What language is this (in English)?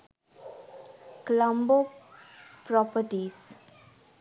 Sinhala